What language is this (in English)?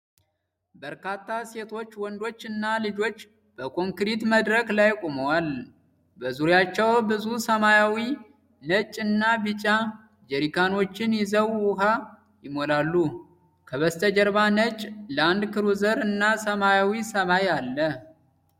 Amharic